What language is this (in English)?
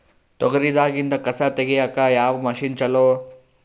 Kannada